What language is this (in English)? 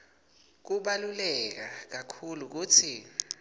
Swati